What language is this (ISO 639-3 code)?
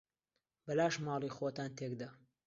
ckb